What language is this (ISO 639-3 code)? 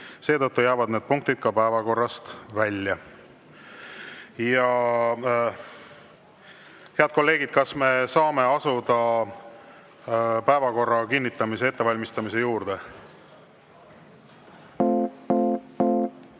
est